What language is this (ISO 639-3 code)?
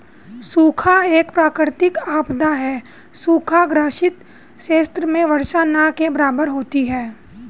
hin